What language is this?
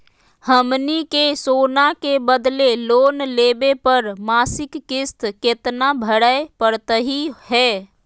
Magahi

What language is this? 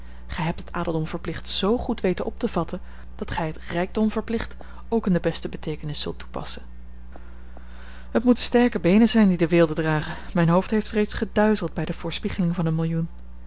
Dutch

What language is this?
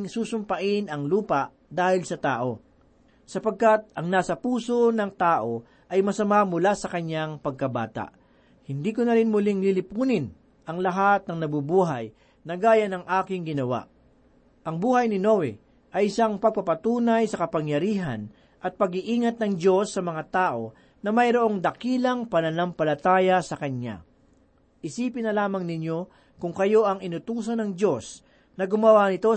Filipino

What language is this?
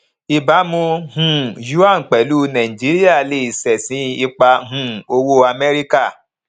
Yoruba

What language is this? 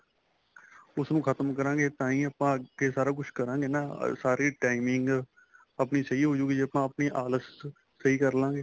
Punjabi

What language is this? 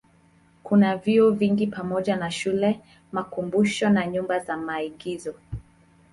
Swahili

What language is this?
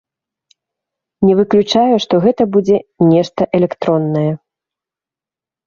Belarusian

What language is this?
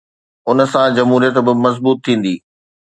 Sindhi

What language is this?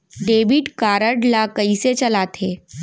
Chhattisgarhi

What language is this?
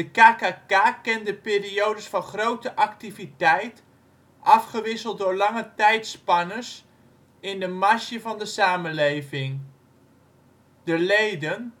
Dutch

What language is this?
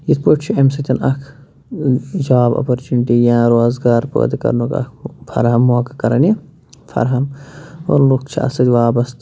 Kashmiri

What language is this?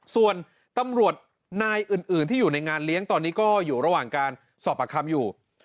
Thai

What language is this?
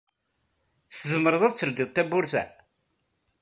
Kabyle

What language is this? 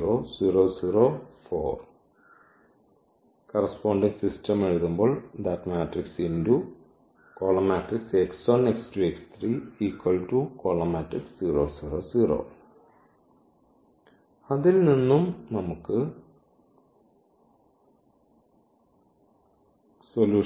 Malayalam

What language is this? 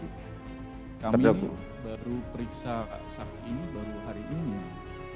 Indonesian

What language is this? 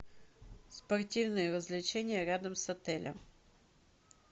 Russian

